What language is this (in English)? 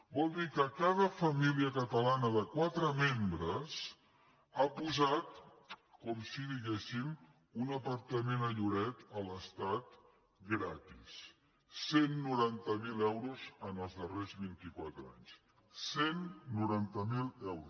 Catalan